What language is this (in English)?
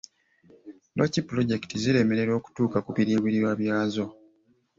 Ganda